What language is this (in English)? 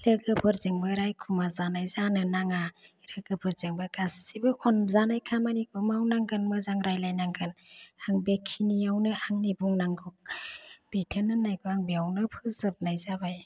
Bodo